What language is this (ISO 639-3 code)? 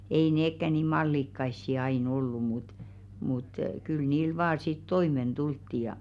fin